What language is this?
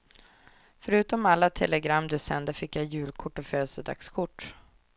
Swedish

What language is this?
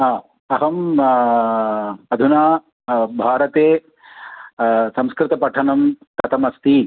Sanskrit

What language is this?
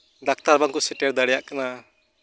Santali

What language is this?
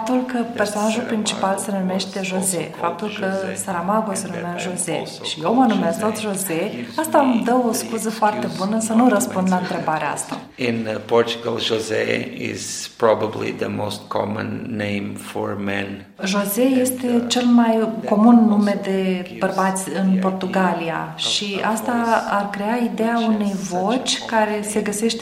Romanian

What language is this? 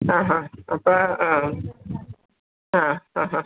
Malayalam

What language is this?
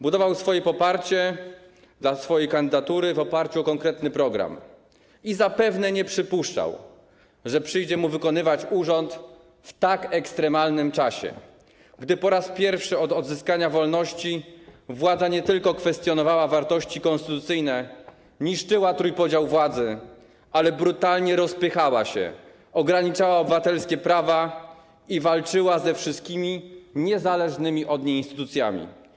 Polish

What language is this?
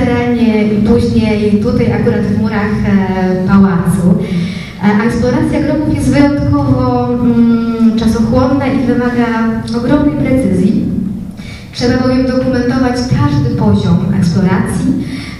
Polish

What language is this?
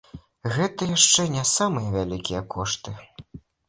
Belarusian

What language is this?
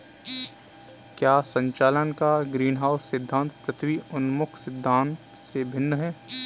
Hindi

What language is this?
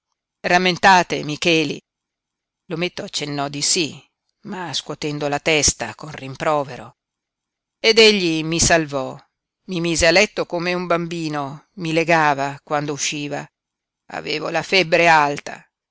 Italian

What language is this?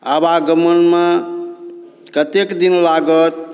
Maithili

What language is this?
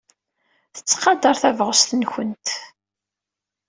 Kabyle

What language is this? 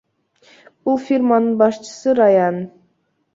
Kyrgyz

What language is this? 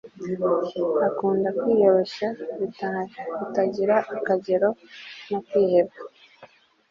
Kinyarwanda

